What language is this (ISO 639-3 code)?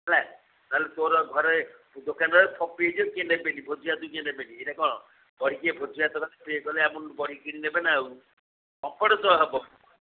ori